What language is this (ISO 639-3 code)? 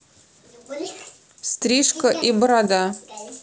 rus